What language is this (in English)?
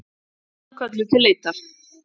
Icelandic